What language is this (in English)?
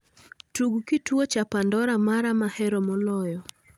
Luo (Kenya and Tanzania)